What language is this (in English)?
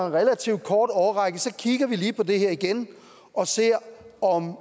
Danish